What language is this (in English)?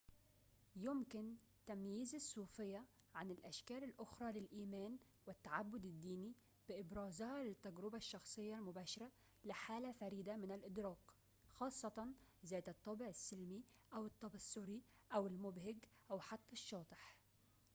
Arabic